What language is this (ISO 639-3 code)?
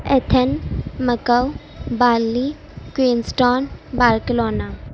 urd